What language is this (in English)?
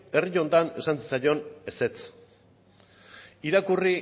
Basque